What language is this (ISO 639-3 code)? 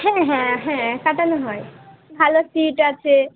ben